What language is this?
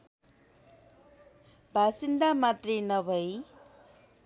Nepali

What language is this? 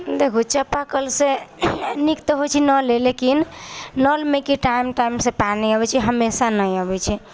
Maithili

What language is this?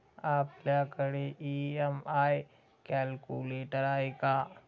Marathi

